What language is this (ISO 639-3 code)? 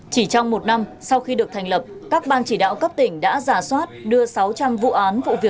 vie